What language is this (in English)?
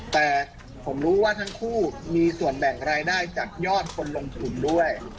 Thai